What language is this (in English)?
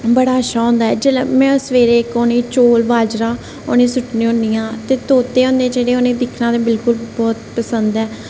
Dogri